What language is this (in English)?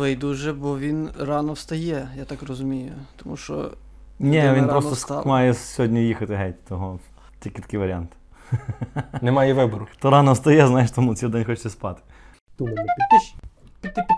Ukrainian